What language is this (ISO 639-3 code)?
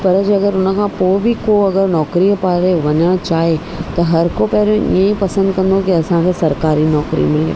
snd